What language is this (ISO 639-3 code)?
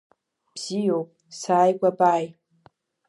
abk